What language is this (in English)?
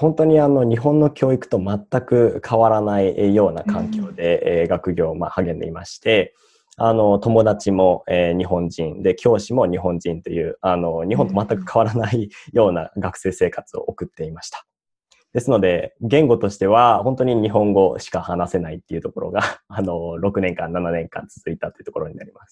Japanese